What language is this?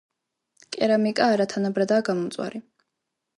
Georgian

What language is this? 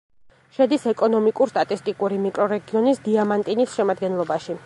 Georgian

